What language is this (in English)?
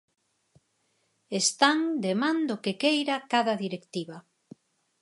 Galician